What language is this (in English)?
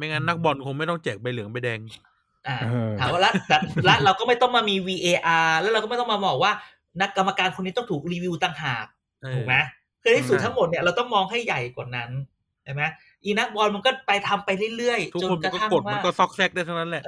Thai